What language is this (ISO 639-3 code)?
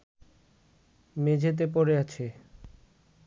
ben